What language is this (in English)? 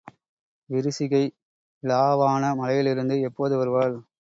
Tamil